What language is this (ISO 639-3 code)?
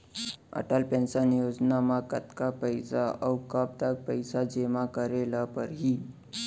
hne